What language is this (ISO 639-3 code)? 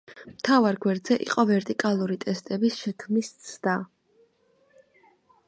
kat